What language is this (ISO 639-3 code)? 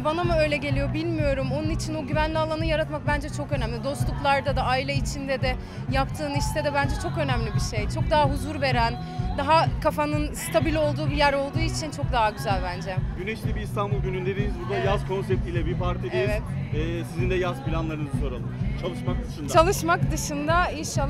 tur